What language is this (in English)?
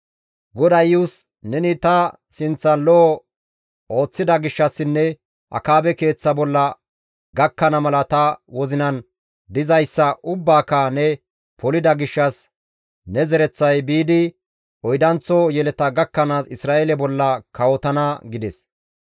Gamo